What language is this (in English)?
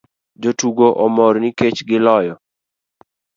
Luo (Kenya and Tanzania)